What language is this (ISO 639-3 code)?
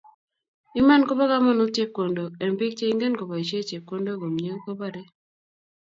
kln